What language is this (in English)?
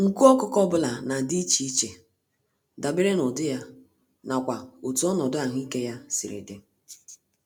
Igbo